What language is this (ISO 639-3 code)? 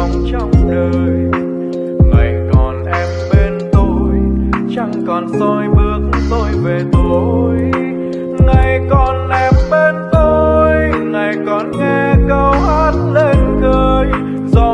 vie